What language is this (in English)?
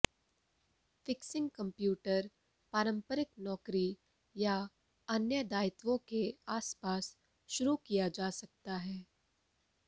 Hindi